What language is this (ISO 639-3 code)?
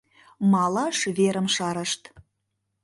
chm